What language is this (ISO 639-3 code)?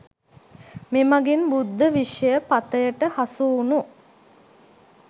sin